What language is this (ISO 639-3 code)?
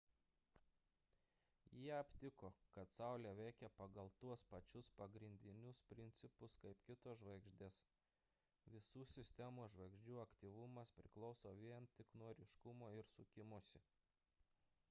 lit